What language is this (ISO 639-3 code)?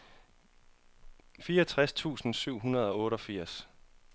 dan